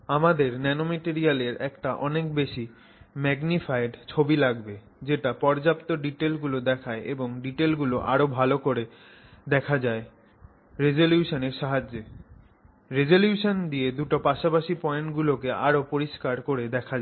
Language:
Bangla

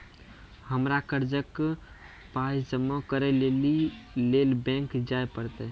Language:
Maithili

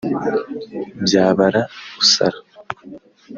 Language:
Kinyarwanda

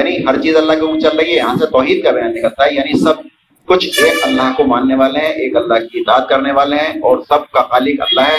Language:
Urdu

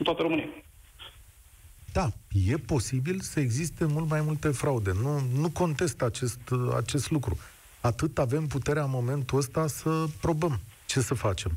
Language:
Romanian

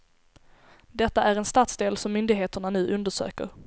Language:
Swedish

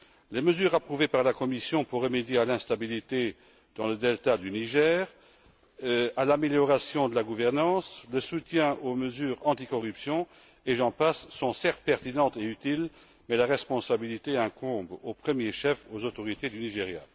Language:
French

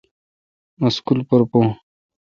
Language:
Kalkoti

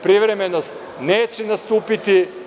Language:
Serbian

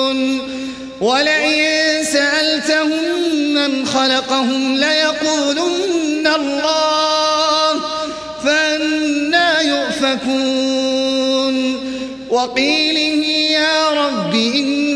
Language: Arabic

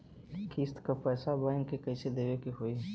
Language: Bhojpuri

